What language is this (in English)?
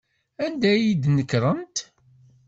Kabyle